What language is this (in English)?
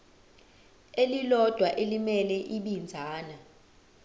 Zulu